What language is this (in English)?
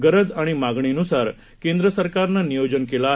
Marathi